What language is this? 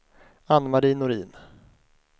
Swedish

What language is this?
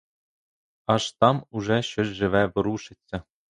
Ukrainian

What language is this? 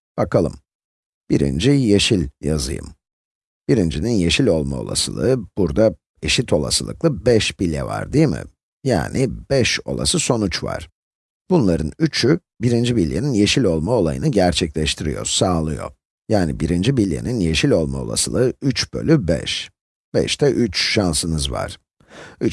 Turkish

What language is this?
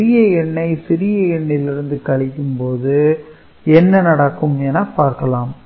Tamil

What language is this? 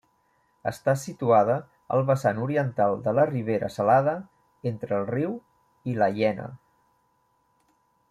Catalan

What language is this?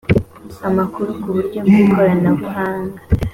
Kinyarwanda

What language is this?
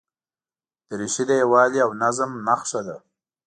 Pashto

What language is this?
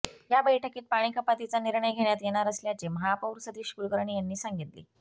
Marathi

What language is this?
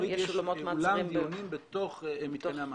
Hebrew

